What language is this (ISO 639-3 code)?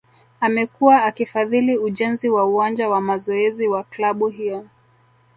swa